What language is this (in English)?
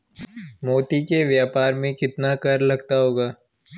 Hindi